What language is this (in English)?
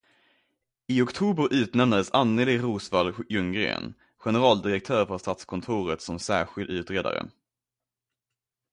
Swedish